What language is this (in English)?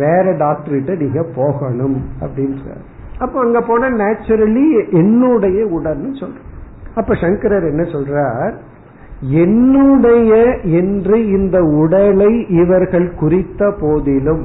Tamil